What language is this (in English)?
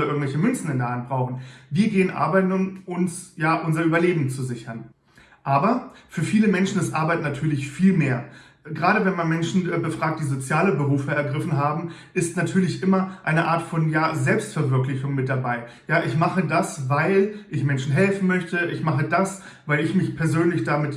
German